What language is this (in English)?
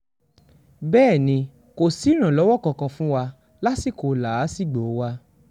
Yoruba